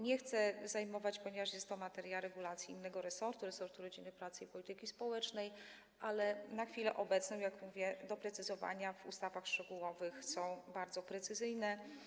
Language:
Polish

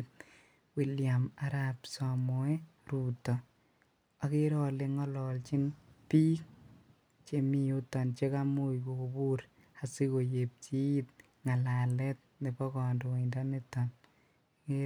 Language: Kalenjin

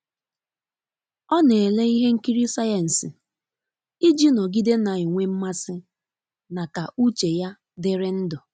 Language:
Igbo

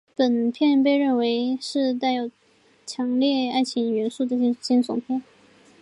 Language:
Chinese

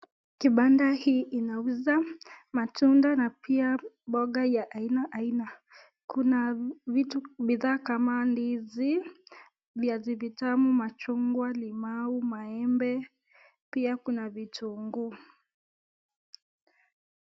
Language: Swahili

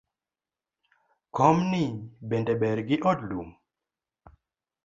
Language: Luo (Kenya and Tanzania)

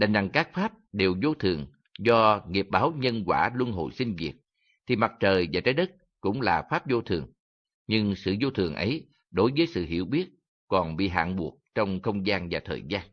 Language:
Vietnamese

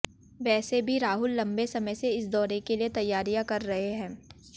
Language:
Hindi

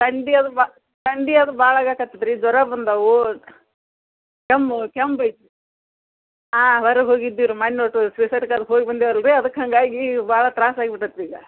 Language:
Kannada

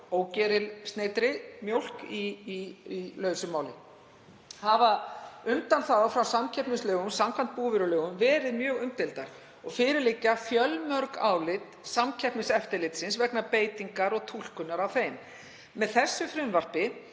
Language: Icelandic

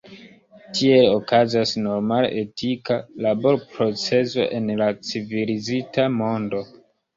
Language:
Esperanto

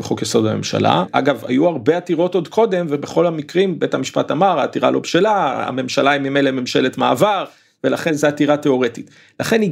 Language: Hebrew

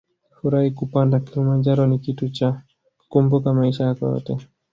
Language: Swahili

